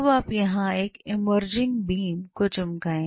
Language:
Hindi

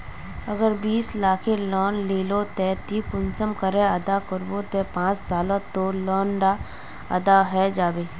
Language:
Magahi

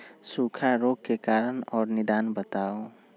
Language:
Magahi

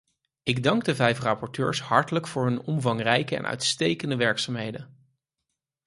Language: Dutch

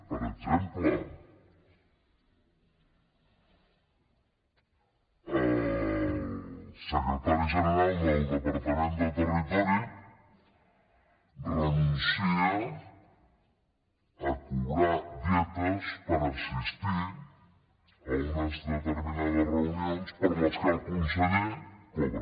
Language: Catalan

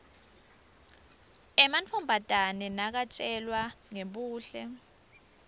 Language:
Swati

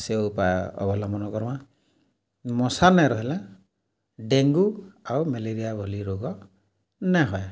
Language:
Odia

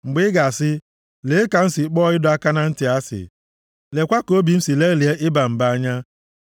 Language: Igbo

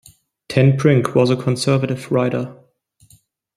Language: English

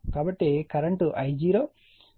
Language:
Telugu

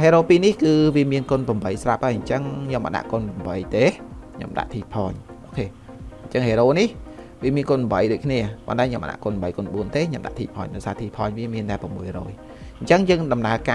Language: Vietnamese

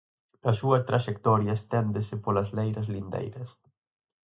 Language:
Galician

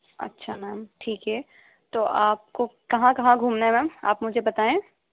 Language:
Urdu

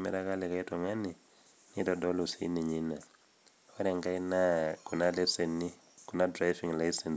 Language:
Masai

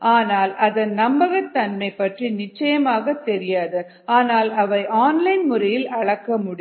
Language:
Tamil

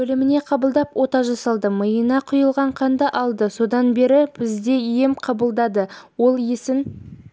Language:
Kazakh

